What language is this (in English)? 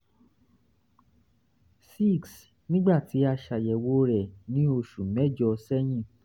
Yoruba